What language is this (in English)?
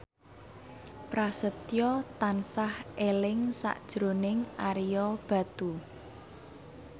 Javanese